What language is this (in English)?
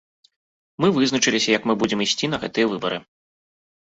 Belarusian